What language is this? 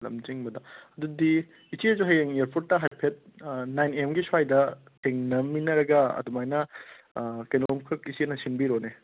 Manipuri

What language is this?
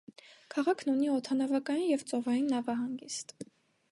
Armenian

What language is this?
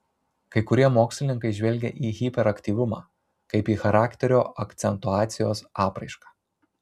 Lithuanian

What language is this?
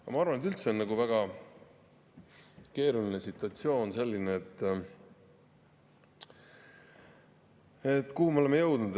Estonian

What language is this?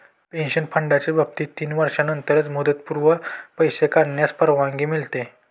Marathi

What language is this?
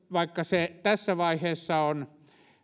Finnish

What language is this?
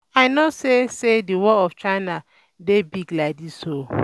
Nigerian Pidgin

